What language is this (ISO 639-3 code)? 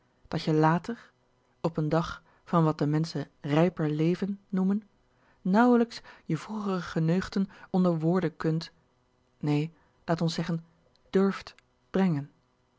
nld